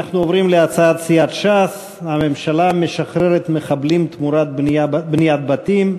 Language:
Hebrew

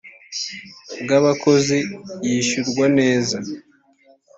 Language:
Kinyarwanda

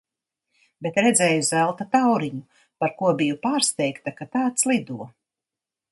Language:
Latvian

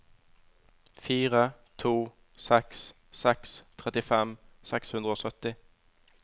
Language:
Norwegian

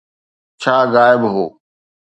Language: Sindhi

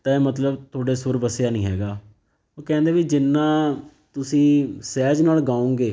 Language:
Punjabi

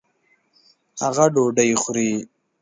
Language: Pashto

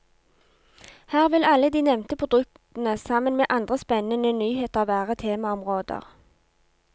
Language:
Norwegian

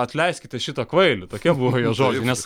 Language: Lithuanian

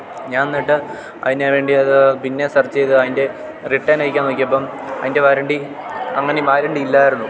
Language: Malayalam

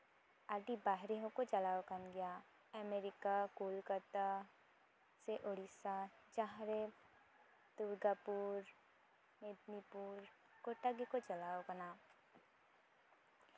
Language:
Santali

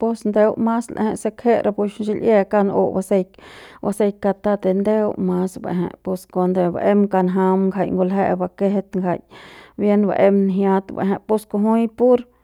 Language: Central Pame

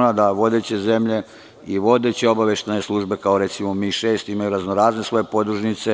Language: Serbian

